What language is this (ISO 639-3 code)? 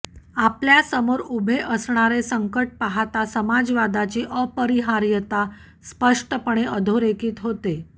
mar